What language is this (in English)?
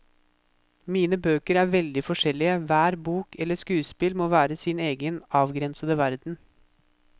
Norwegian